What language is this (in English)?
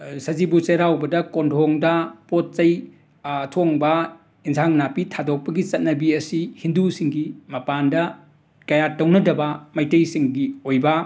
Manipuri